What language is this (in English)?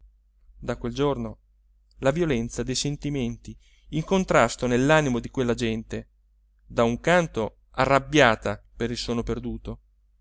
Italian